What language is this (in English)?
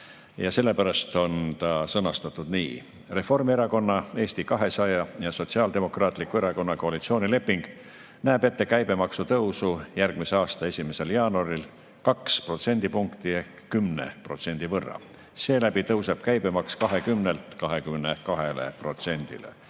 Estonian